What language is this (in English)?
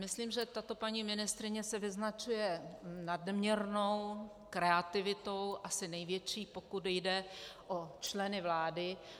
Czech